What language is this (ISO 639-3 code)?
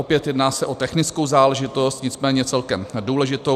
ces